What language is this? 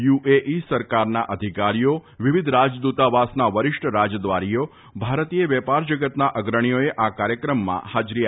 Gujarati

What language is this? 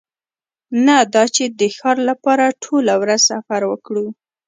Pashto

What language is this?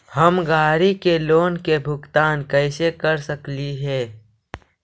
Magahi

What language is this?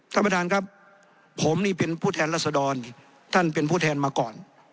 Thai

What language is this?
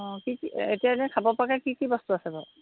Assamese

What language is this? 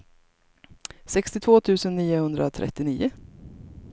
Swedish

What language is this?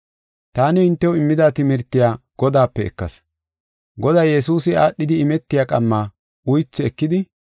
Gofa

